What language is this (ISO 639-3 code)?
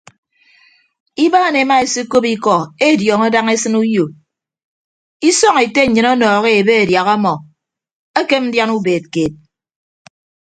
ibb